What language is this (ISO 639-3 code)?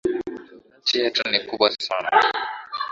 swa